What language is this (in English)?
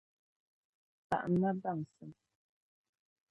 Dagbani